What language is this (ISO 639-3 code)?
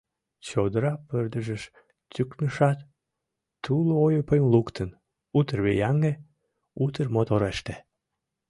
chm